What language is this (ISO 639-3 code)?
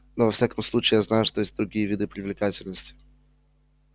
rus